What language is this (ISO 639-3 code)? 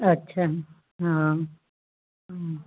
snd